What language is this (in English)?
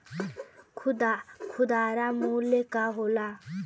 Bhojpuri